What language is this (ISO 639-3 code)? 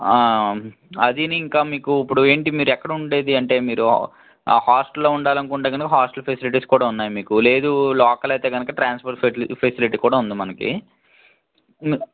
tel